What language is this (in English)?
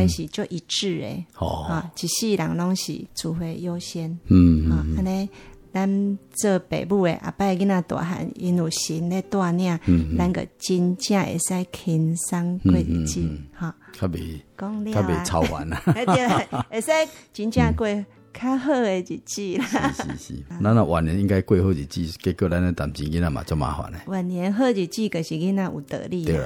Chinese